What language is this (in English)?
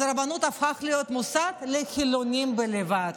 Hebrew